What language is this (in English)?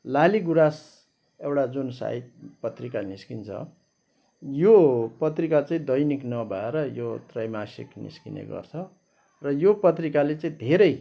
Nepali